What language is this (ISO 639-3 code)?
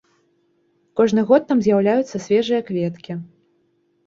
bel